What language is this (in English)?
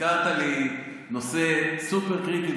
Hebrew